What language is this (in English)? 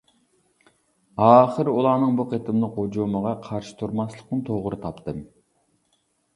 Uyghur